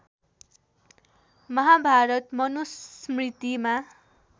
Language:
Nepali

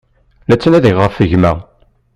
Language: Kabyle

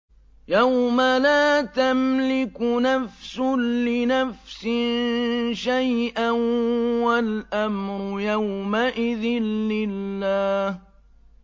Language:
Arabic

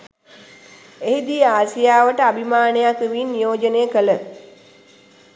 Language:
Sinhala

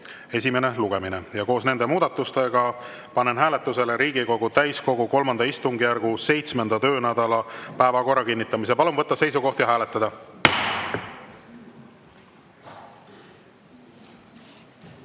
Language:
Estonian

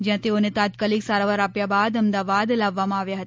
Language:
Gujarati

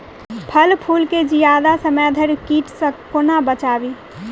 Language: Maithili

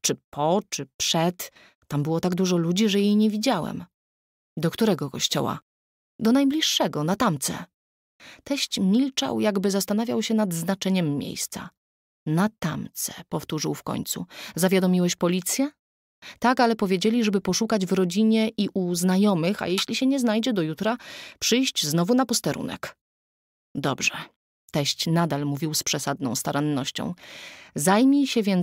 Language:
Polish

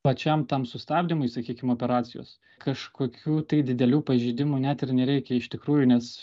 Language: Lithuanian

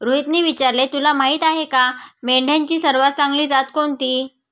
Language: Marathi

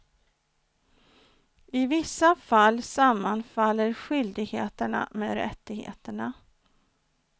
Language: Swedish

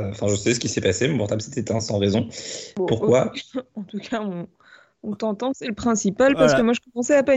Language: French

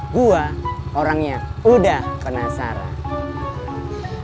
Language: Indonesian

